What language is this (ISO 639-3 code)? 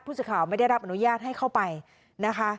tha